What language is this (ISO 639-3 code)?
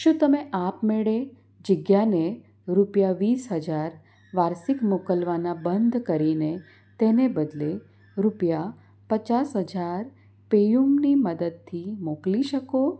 guj